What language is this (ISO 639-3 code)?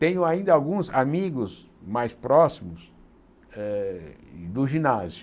por